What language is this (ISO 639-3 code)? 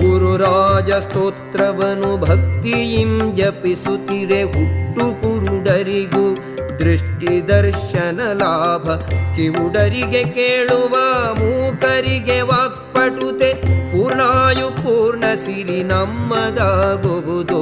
kan